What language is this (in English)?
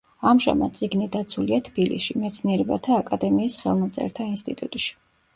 Georgian